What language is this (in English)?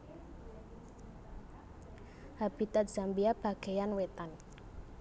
Javanese